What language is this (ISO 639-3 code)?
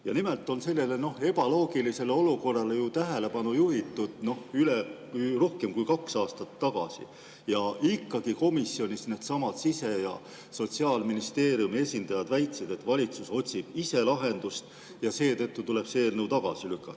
est